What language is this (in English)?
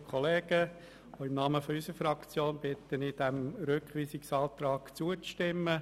Swiss German